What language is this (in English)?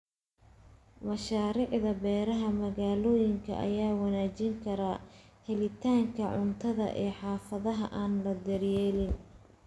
Somali